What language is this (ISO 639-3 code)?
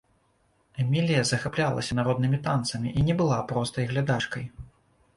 bel